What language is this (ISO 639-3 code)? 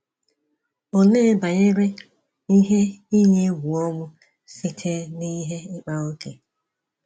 ibo